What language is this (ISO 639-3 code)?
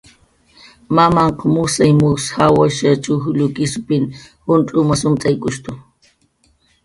jqr